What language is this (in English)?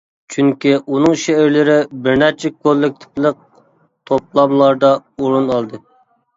Uyghur